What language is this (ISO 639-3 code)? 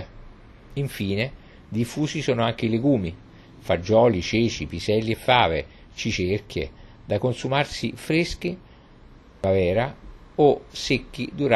ita